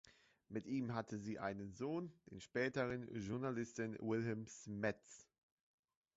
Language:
German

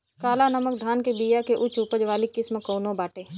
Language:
Bhojpuri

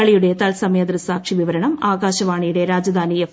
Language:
Malayalam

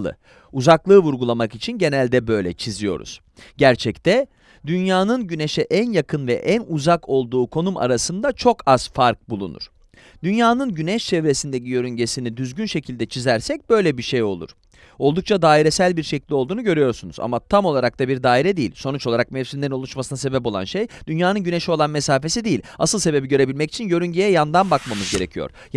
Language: Turkish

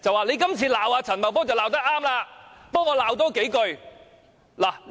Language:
Cantonese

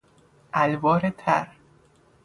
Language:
Persian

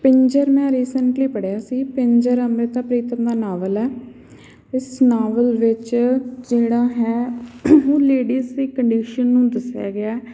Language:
Punjabi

